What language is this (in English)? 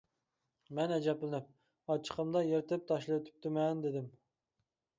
Uyghur